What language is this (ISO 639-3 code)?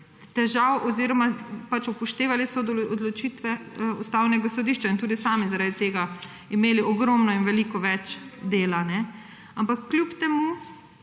slv